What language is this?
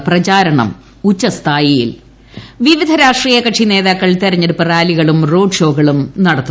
Malayalam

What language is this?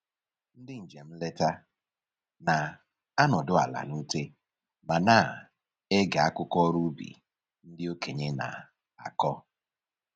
Igbo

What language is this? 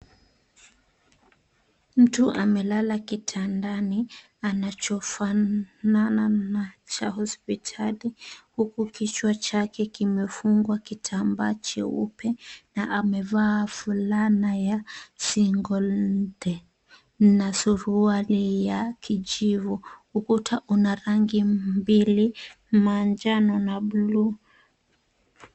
Swahili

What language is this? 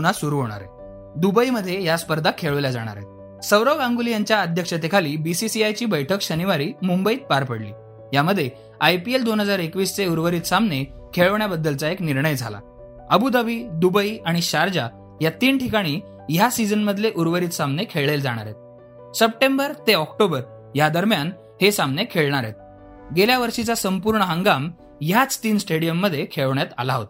Marathi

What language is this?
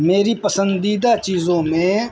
Urdu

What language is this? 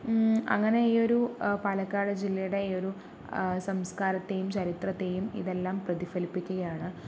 Malayalam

